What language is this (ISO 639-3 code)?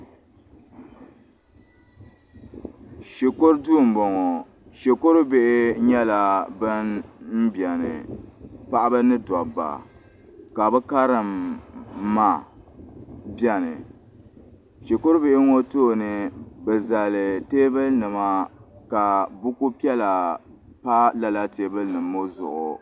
dag